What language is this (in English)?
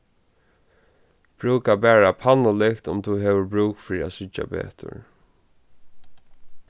Faroese